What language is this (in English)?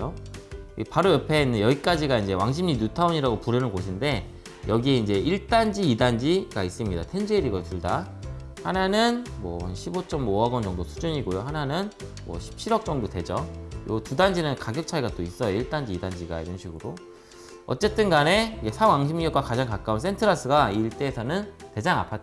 Korean